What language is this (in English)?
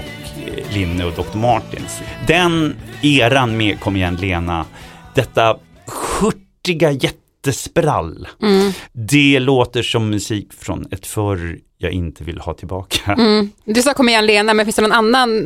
Swedish